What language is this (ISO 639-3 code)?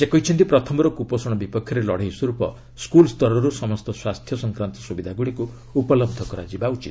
ori